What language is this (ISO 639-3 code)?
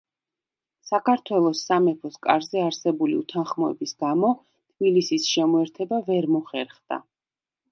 kat